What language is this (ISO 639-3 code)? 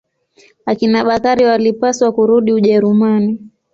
swa